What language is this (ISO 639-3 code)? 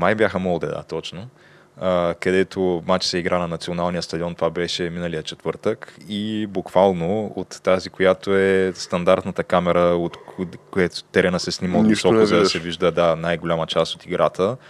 bul